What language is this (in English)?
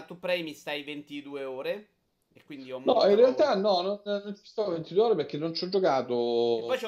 Italian